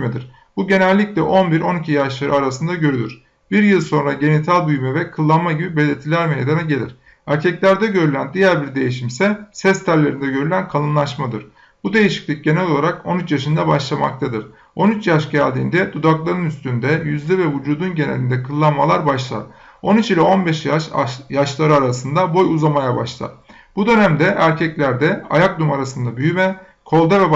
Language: Turkish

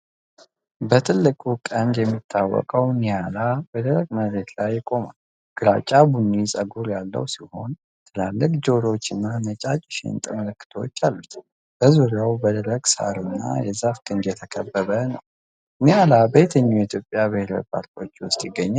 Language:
Amharic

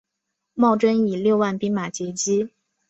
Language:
Chinese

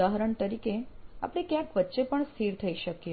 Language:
Gujarati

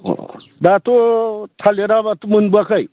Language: Bodo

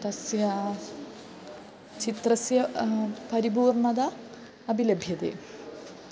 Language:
Sanskrit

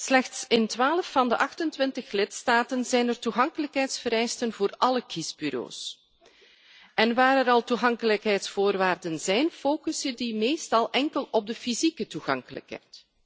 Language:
Dutch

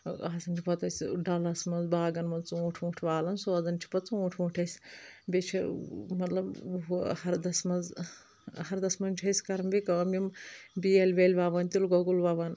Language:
Kashmiri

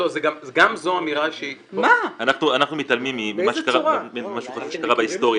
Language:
Hebrew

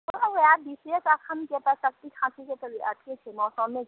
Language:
Maithili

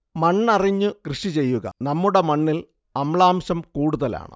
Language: Malayalam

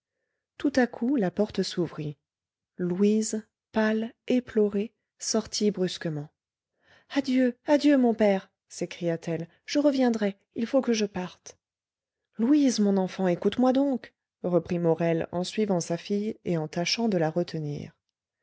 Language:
French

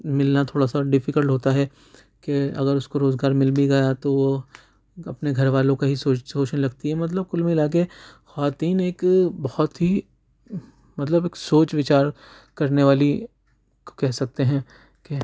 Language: Urdu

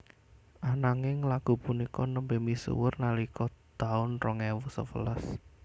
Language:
Javanese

